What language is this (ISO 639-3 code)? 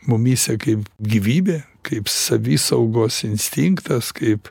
lit